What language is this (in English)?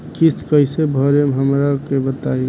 Bhojpuri